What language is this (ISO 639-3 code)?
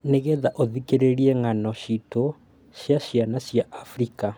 kik